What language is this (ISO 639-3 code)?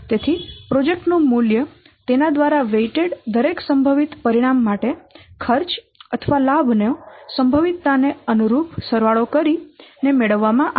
guj